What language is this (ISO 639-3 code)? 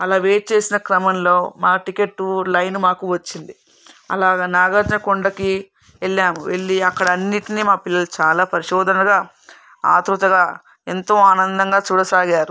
tel